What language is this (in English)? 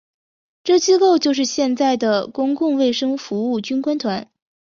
Chinese